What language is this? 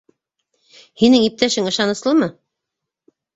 Bashkir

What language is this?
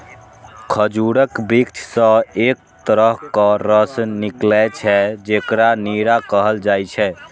Maithili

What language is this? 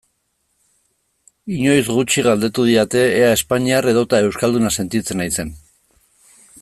Basque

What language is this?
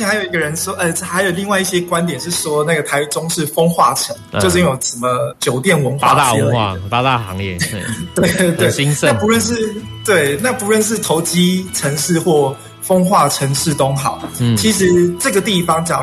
Chinese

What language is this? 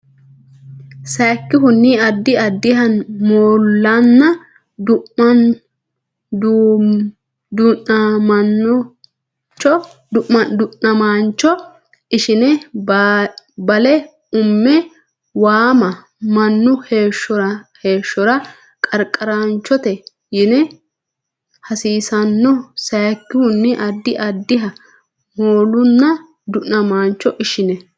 Sidamo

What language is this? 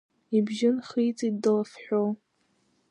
Abkhazian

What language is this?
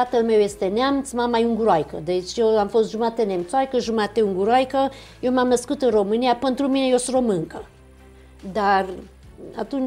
Romanian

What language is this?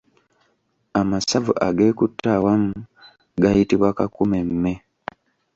Ganda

